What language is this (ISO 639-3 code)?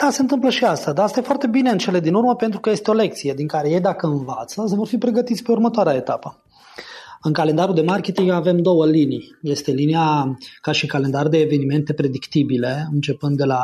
ron